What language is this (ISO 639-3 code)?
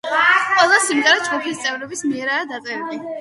kat